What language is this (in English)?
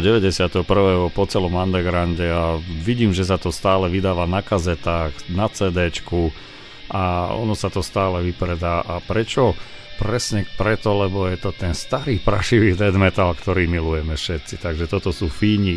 Slovak